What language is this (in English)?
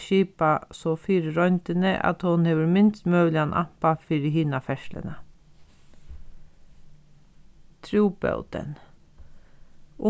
Faroese